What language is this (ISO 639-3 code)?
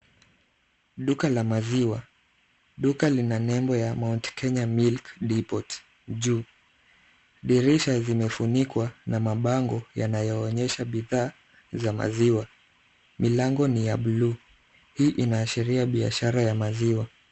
swa